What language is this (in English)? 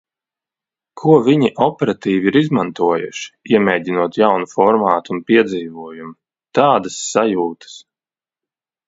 Latvian